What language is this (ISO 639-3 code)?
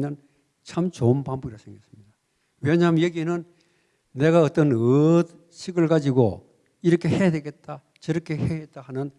kor